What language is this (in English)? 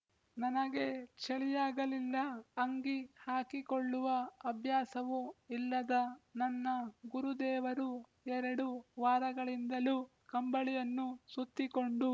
Kannada